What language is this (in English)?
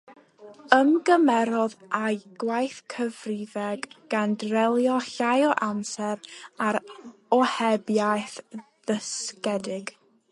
Welsh